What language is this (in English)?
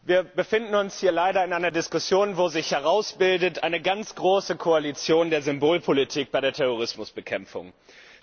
German